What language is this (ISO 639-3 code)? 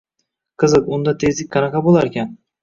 uzb